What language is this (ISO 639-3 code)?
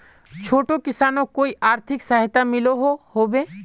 mag